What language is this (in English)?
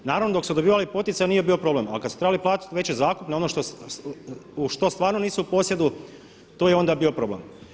Croatian